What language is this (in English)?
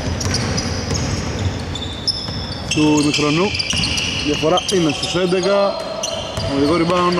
Greek